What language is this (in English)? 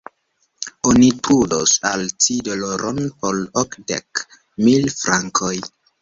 Esperanto